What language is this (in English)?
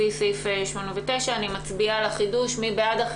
Hebrew